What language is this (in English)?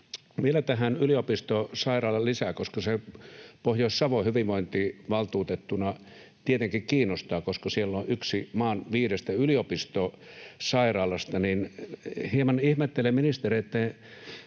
Finnish